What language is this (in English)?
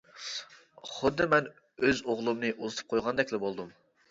Uyghur